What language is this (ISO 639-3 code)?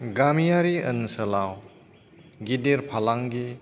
brx